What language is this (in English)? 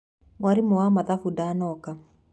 Kikuyu